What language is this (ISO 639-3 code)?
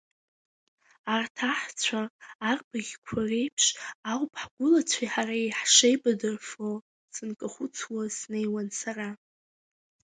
abk